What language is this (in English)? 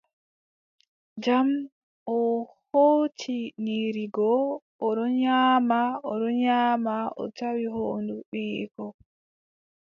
Adamawa Fulfulde